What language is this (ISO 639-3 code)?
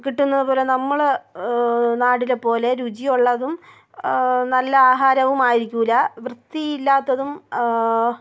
mal